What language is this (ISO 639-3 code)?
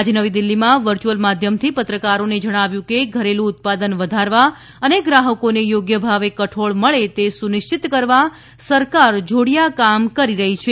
guj